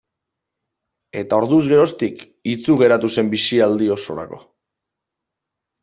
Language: Basque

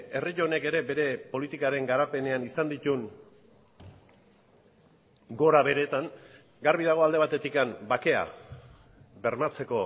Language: Basque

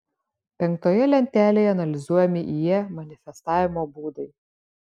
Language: Lithuanian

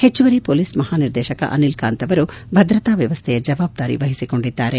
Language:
Kannada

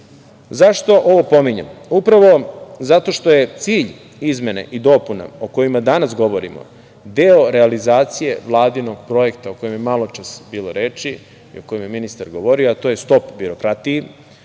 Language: Serbian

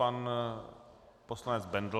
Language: Czech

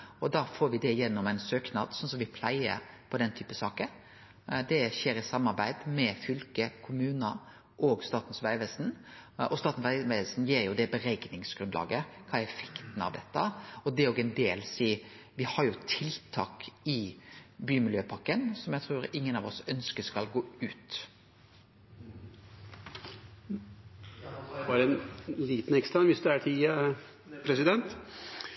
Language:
Norwegian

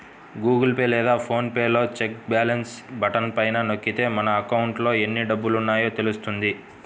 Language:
Telugu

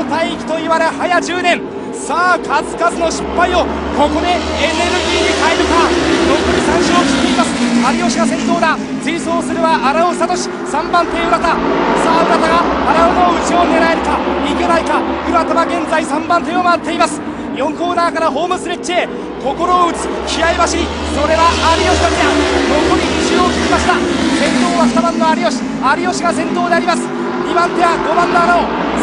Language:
Japanese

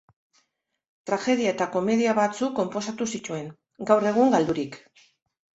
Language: Basque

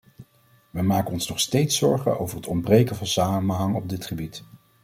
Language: Dutch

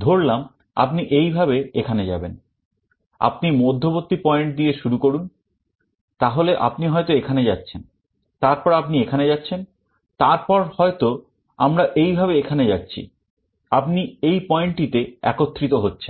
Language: Bangla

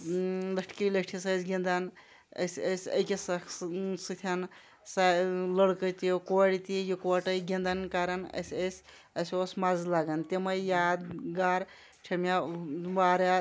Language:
Kashmiri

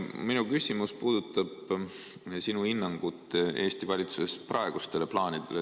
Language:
Estonian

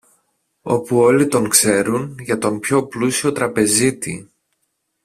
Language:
Greek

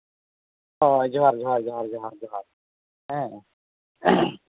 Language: Santali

